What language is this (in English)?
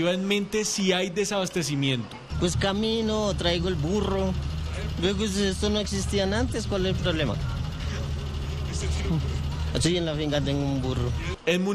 Spanish